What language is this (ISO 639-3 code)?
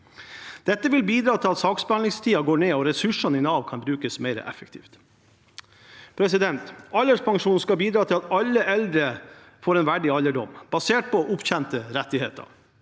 nor